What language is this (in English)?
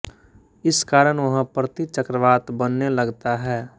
Hindi